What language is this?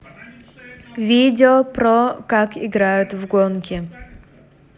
Russian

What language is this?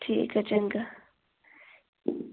Dogri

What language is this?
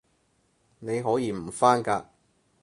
Cantonese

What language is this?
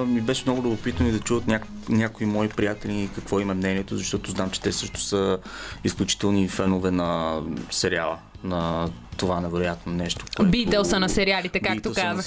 Bulgarian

